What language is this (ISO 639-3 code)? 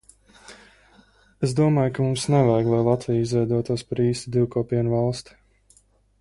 lav